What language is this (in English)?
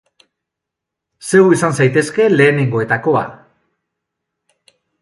Basque